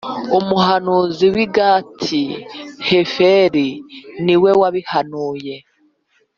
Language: Kinyarwanda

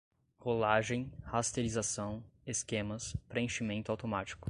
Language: Portuguese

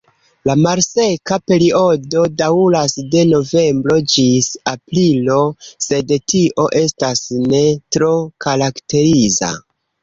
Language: Esperanto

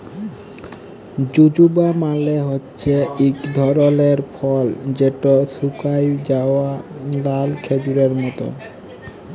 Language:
Bangla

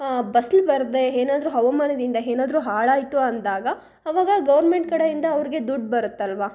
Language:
Kannada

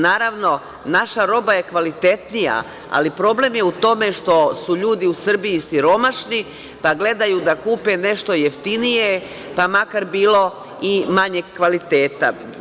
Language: Serbian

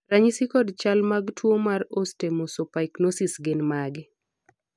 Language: Luo (Kenya and Tanzania)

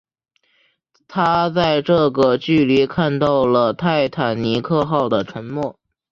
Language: Chinese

